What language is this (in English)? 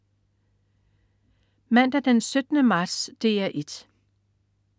Danish